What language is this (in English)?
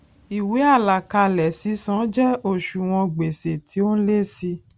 Yoruba